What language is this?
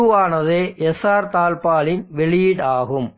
Tamil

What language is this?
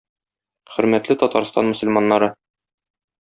Tatar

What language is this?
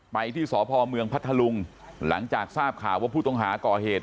Thai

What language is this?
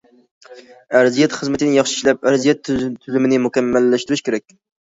Uyghur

